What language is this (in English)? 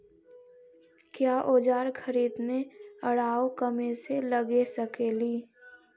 Magahi